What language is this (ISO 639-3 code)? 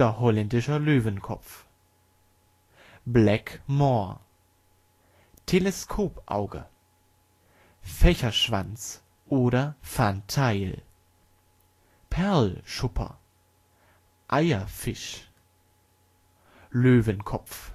deu